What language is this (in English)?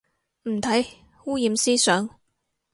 Cantonese